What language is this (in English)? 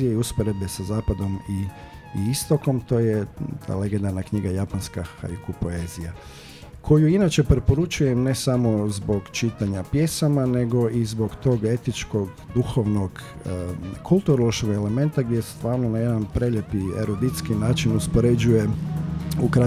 Croatian